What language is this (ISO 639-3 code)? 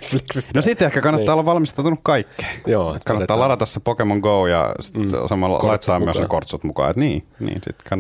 fin